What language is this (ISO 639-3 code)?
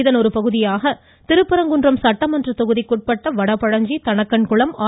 tam